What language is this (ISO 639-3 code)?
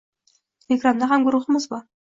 uzb